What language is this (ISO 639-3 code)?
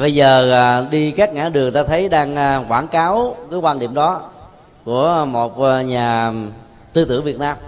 vie